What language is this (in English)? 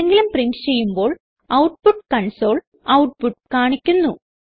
Malayalam